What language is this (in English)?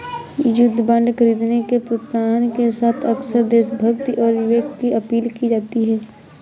Hindi